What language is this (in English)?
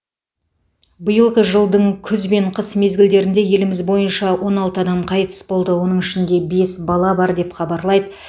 Kazakh